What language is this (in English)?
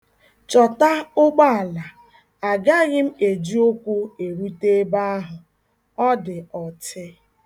Igbo